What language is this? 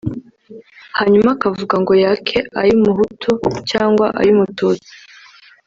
Kinyarwanda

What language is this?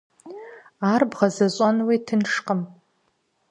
Kabardian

